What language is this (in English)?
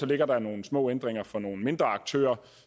Danish